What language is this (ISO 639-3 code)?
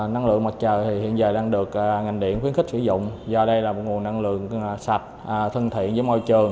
vie